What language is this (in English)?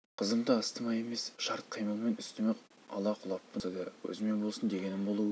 Kazakh